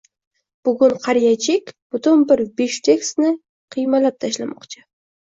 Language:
Uzbek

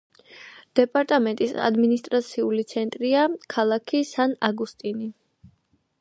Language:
Georgian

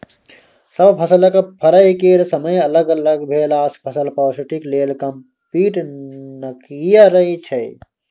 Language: Maithili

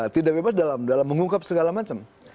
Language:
Indonesian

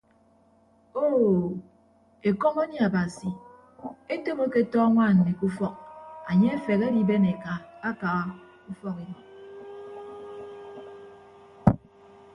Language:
Ibibio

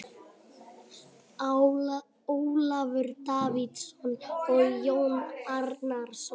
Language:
Icelandic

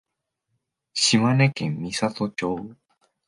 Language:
Japanese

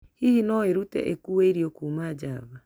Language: Kikuyu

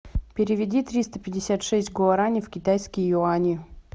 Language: Russian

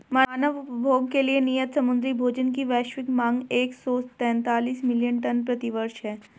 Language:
Hindi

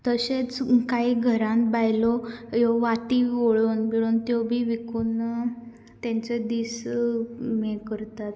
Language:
Konkani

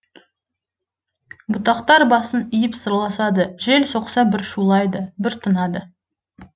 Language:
Kazakh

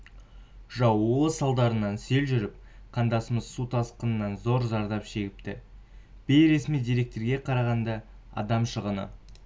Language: Kazakh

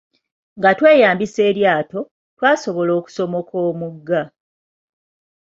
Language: Ganda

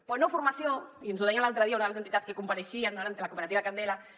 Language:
Catalan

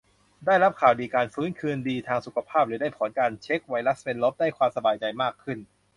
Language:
Thai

